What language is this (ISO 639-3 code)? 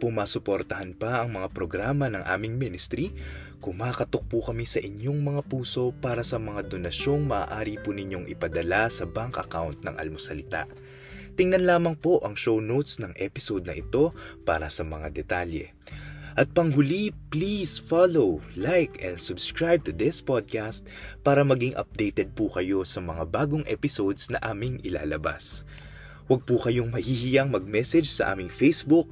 fil